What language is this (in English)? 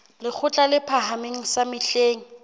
Southern Sotho